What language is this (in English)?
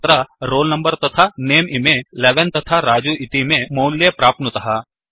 Sanskrit